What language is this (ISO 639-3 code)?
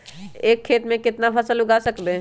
mag